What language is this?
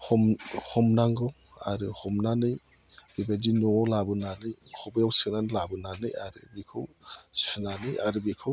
Bodo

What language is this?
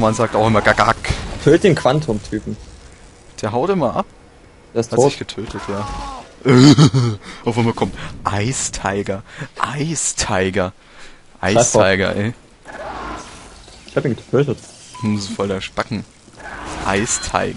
German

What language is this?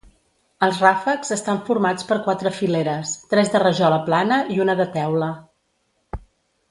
Catalan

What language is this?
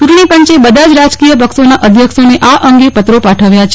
Gujarati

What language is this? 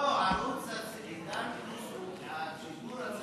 Hebrew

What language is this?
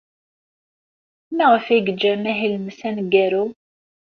Kabyle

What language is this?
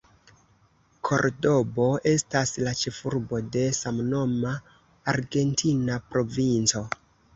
Esperanto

